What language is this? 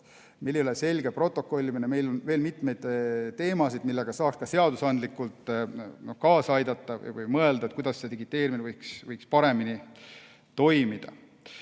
Estonian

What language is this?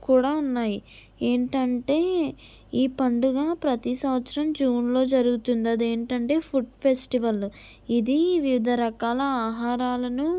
Telugu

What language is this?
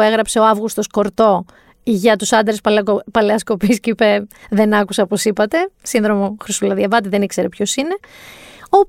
Greek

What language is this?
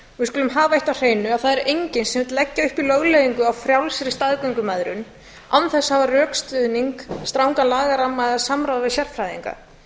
Icelandic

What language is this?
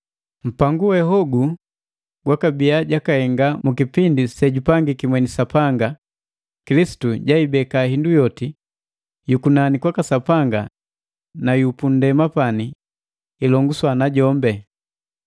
Matengo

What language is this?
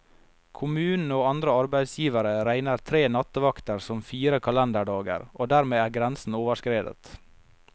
Norwegian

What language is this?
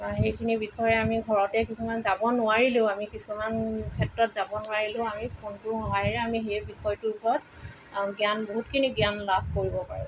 Assamese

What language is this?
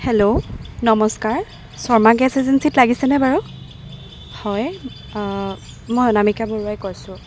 Assamese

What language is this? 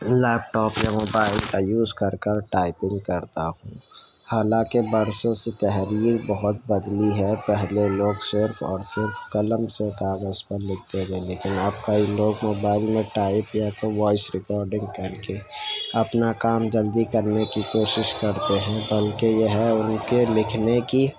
Urdu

